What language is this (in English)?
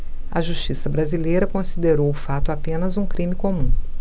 Portuguese